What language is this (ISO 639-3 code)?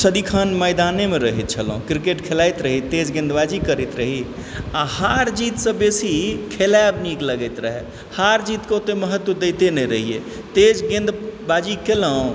mai